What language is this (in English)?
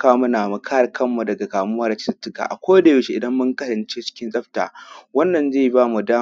Hausa